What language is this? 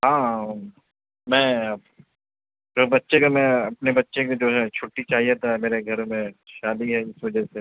Urdu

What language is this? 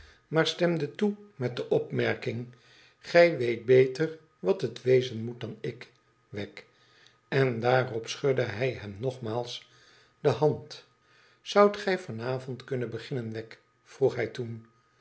Dutch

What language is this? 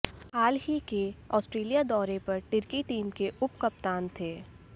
Hindi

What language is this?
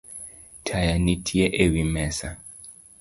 Luo (Kenya and Tanzania)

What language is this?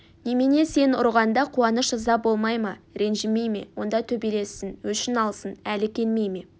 Kazakh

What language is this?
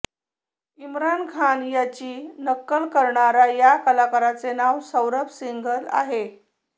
Marathi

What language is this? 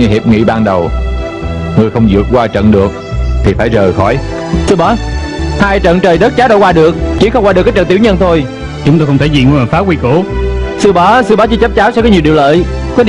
Vietnamese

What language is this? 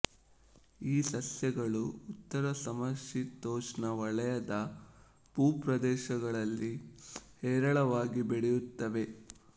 Kannada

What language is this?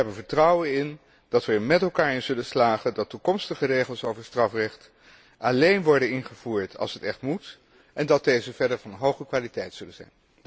Dutch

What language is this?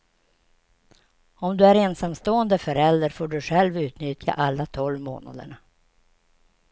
Swedish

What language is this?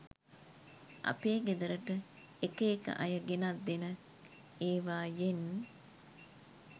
Sinhala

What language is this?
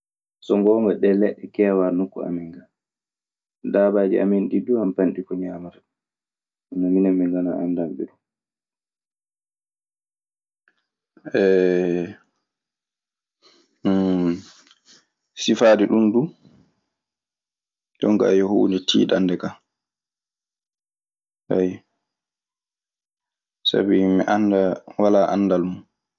Maasina Fulfulde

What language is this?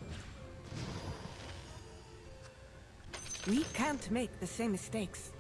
Thai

